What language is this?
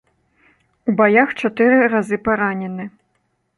Belarusian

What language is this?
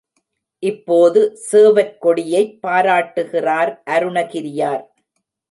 Tamil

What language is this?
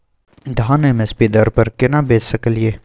Maithili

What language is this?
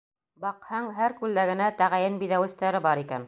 Bashkir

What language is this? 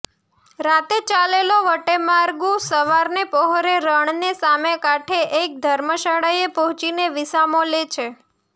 Gujarati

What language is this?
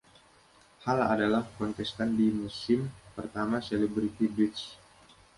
Indonesian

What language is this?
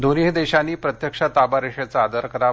Marathi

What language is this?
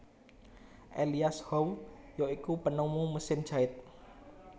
Javanese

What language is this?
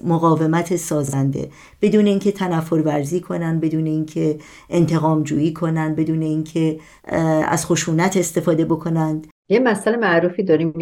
Persian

